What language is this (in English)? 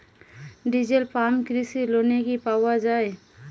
Bangla